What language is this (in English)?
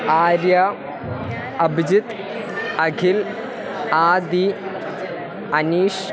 Sanskrit